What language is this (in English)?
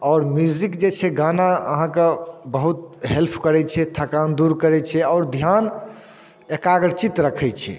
Maithili